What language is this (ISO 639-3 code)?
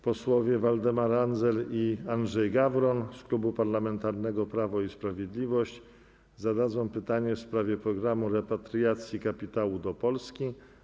pol